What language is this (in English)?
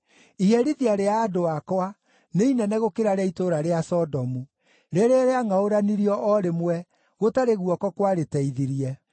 Kikuyu